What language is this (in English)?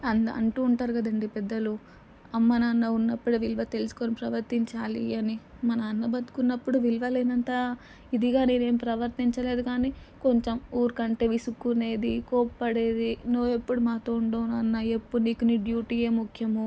Telugu